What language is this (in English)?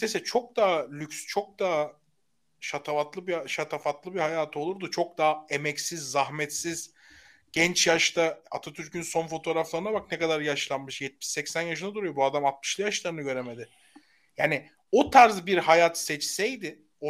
Turkish